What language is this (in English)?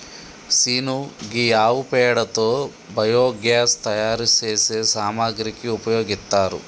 Telugu